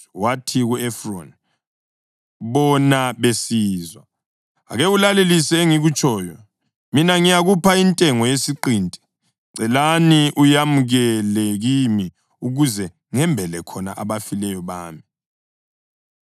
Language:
North Ndebele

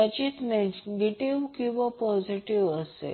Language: Marathi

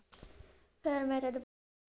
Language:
Punjabi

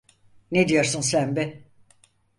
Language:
Turkish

